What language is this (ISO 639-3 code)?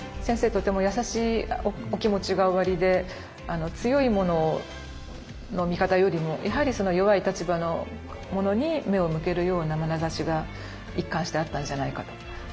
jpn